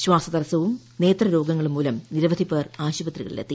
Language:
Malayalam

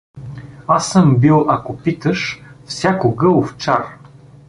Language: Bulgarian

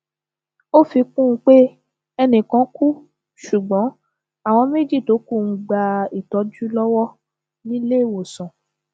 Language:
Yoruba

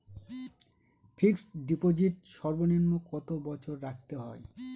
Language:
Bangla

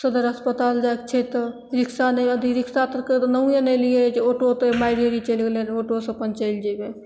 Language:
Maithili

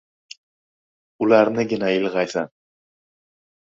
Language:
Uzbek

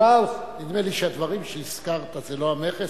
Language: Hebrew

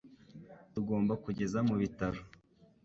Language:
Kinyarwanda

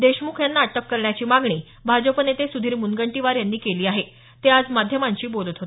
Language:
Marathi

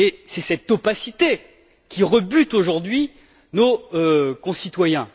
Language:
French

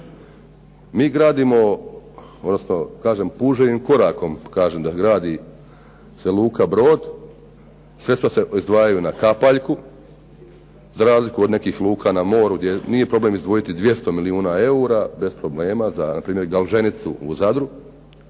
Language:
Croatian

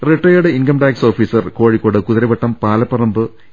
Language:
Malayalam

